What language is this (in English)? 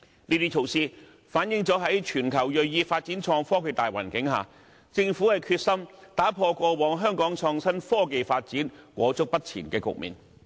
Cantonese